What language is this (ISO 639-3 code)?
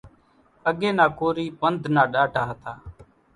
gjk